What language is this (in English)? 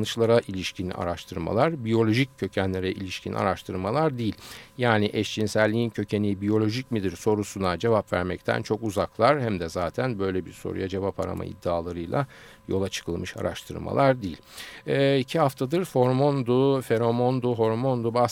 Turkish